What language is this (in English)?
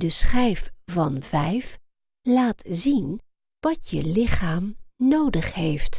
Dutch